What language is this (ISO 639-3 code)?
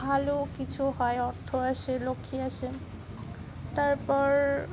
ben